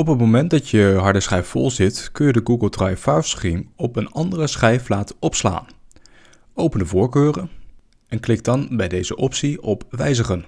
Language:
Dutch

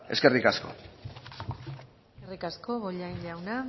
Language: Basque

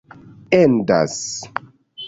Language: Esperanto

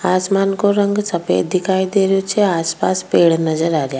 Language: Rajasthani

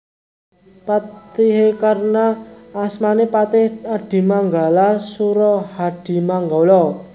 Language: Javanese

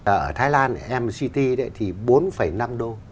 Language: Vietnamese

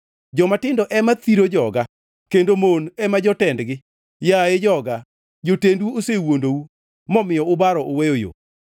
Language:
Luo (Kenya and Tanzania)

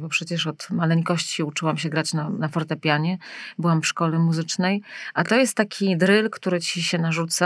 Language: Polish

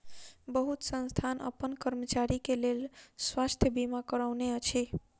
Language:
Maithili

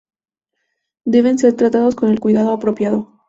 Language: Spanish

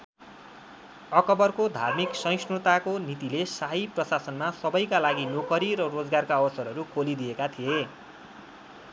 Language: Nepali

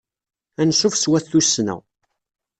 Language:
Kabyle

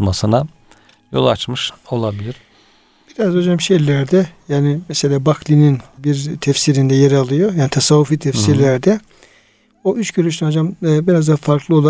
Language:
Turkish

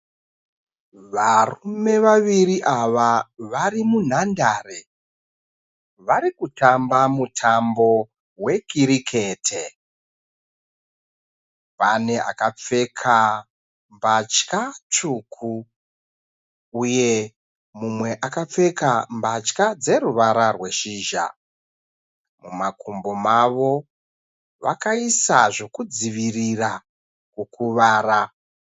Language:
Shona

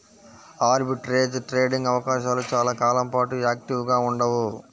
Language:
Telugu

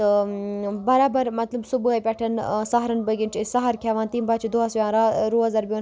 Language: Kashmiri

